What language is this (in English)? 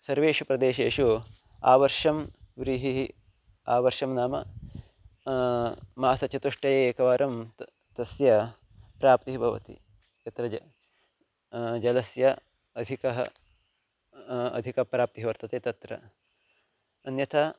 Sanskrit